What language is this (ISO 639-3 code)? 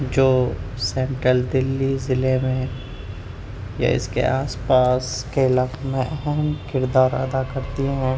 urd